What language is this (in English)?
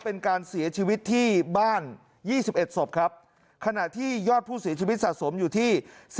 Thai